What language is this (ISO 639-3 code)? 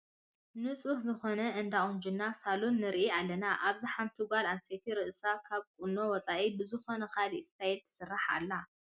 tir